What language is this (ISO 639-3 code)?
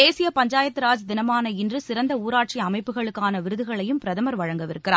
tam